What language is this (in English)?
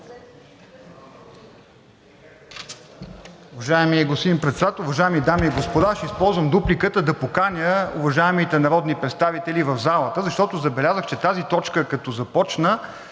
Bulgarian